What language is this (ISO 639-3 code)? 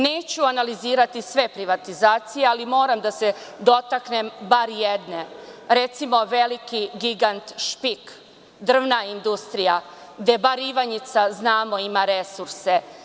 srp